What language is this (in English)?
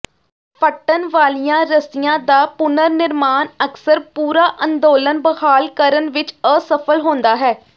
Punjabi